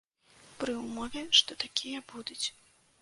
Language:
Belarusian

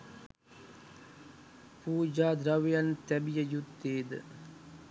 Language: Sinhala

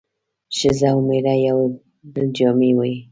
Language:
Pashto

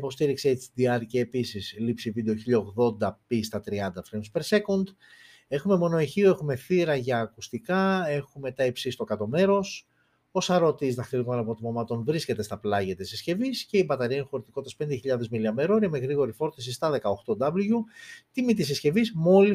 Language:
Greek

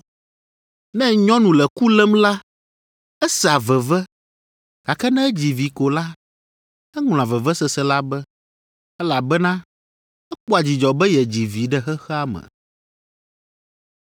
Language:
Ewe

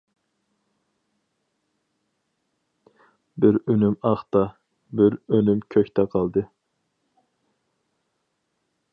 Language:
Uyghur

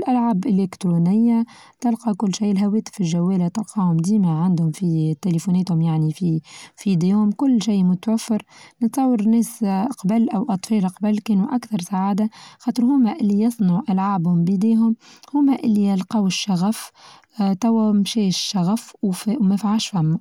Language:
Tunisian Arabic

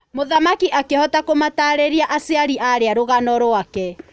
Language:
Kikuyu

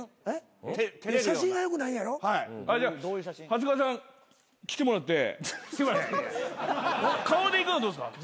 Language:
Japanese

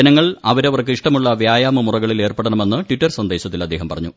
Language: Malayalam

